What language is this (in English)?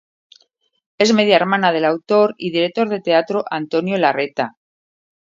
Spanish